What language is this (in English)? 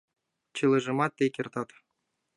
Mari